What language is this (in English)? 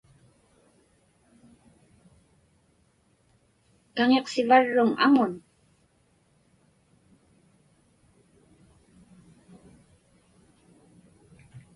Inupiaq